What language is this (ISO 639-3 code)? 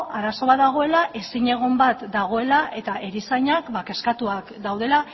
eus